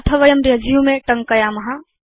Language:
Sanskrit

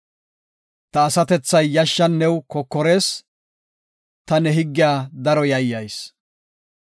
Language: Gofa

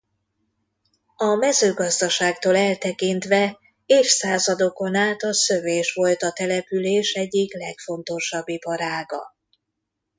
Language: Hungarian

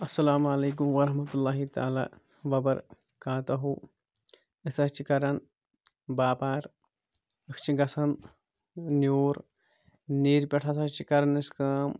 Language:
Kashmiri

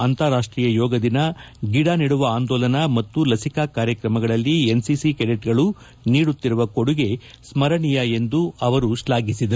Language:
Kannada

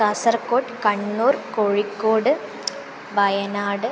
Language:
Sanskrit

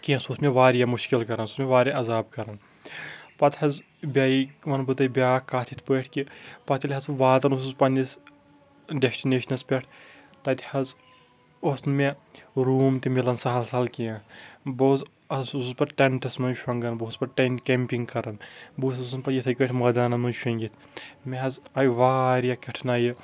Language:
Kashmiri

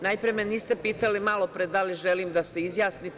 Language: Serbian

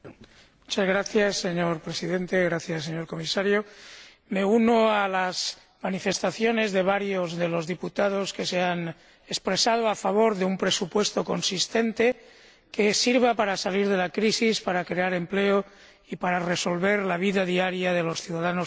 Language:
Spanish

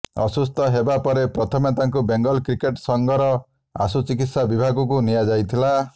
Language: Odia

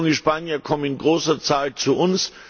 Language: German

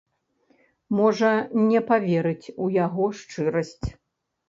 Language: Belarusian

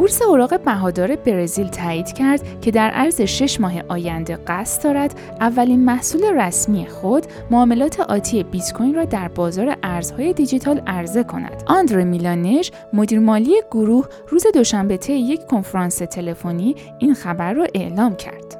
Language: Persian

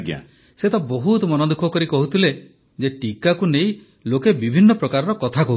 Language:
Odia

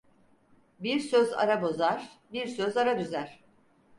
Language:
Turkish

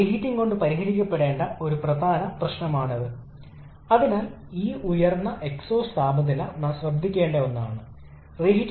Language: Malayalam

